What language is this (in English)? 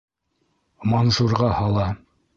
Bashkir